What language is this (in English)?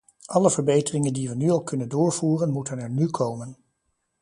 Dutch